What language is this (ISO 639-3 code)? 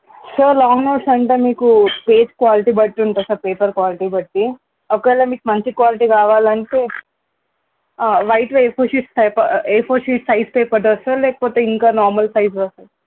tel